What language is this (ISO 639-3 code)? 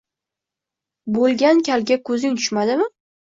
uzb